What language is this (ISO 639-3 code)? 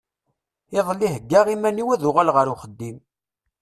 kab